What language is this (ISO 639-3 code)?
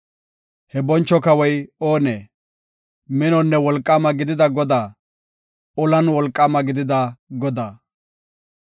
gof